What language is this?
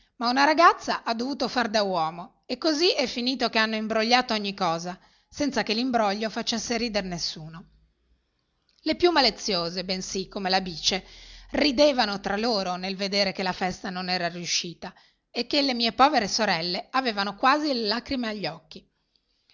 Italian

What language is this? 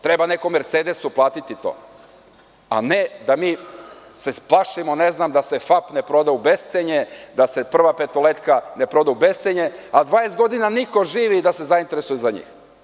Serbian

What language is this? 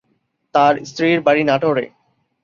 Bangla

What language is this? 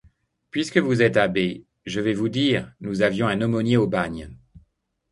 French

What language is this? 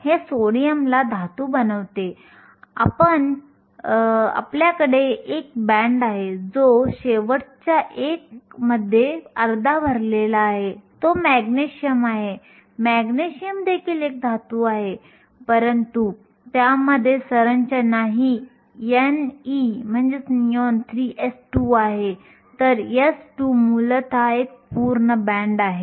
Marathi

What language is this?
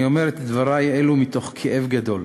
Hebrew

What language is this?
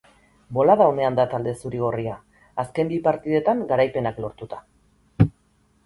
Basque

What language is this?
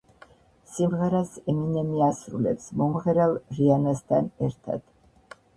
Georgian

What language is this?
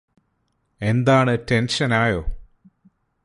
Malayalam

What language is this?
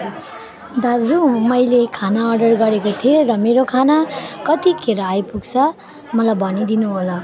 Nepali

